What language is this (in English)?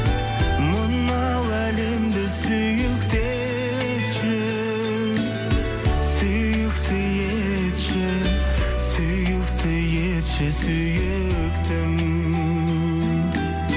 Kazakh